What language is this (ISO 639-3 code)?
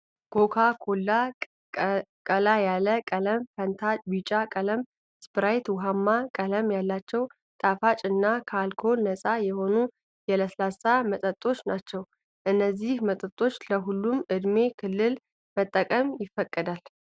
amh